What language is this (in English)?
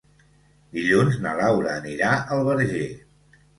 Catalan